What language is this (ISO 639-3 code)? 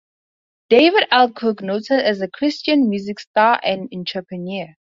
eng